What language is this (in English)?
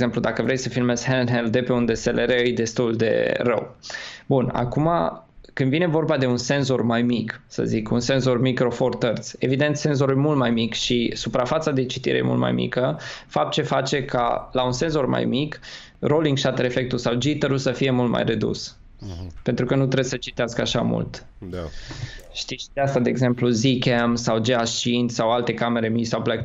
Romanian